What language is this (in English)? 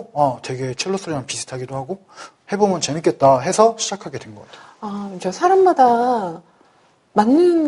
Korean